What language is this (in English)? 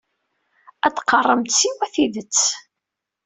Kabyle